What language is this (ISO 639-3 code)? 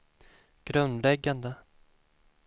swe